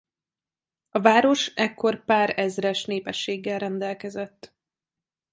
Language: Hungarian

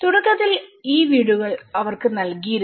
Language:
Malayalam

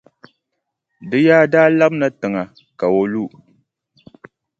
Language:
Dagbani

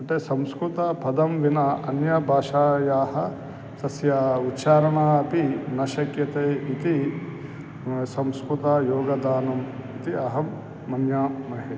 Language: Sanskrit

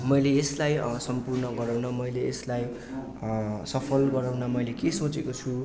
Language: Nepali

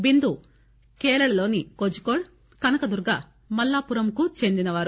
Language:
Telugu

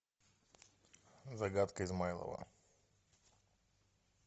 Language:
Russian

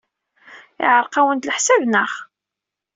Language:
Kabyle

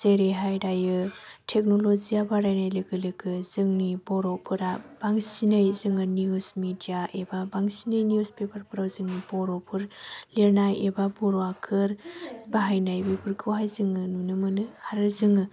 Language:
Bodo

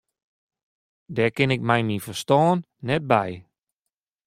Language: Western Frisian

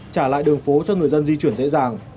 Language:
Vietnamese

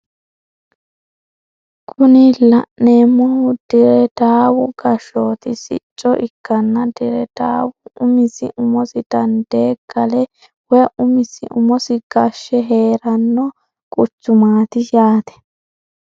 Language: Sidamo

